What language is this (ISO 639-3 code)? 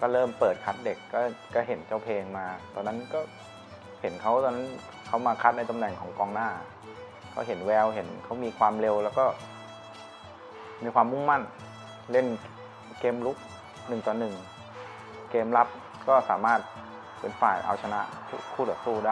tha